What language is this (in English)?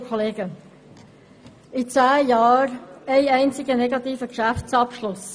Swiss German